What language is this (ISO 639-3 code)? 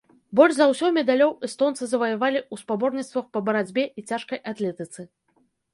bel